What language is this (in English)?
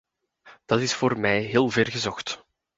Dutch